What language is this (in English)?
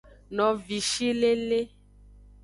Aja (Benin)